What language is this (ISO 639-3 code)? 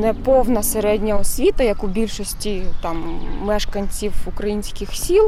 ukr